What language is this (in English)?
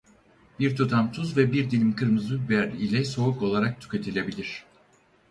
Turkish